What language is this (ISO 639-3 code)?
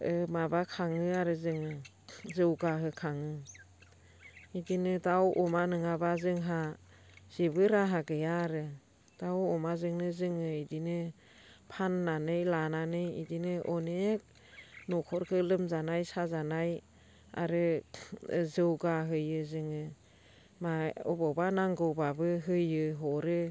brx